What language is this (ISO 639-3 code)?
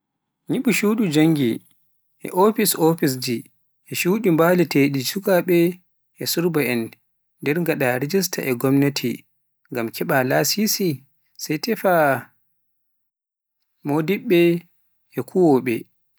fuf